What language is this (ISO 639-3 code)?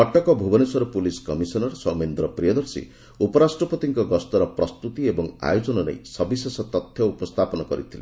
ori